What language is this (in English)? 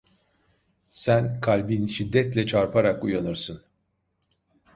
Turkish